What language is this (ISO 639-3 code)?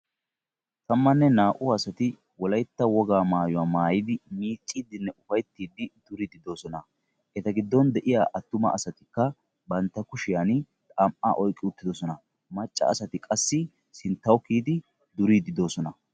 wal